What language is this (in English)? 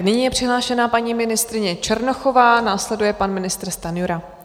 Czech